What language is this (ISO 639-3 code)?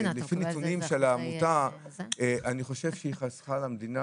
heb